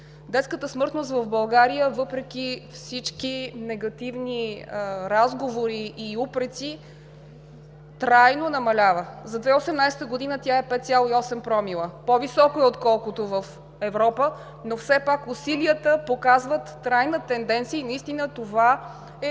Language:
Bulgarian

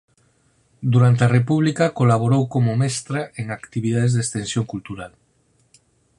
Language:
Galician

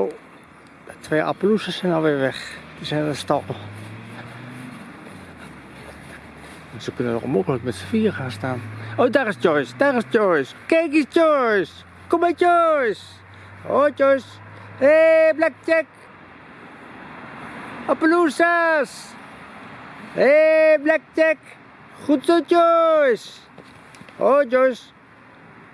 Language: Dutch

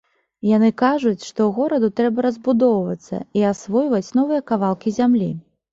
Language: Belarusian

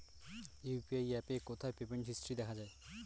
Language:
Bangla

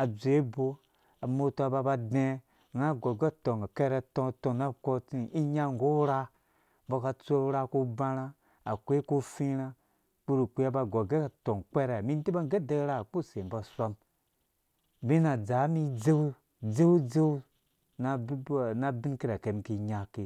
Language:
Dũya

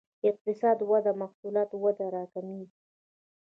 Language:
Pashto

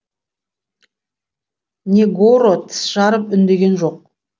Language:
Kazakh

